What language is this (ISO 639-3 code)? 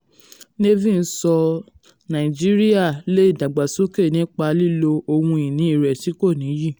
yor